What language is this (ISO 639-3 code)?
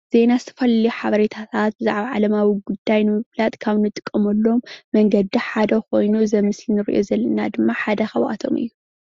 tir